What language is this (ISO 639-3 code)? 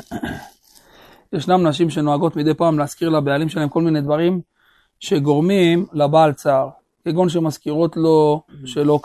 heb